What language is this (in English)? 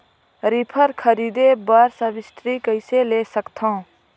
Chhattisgarhi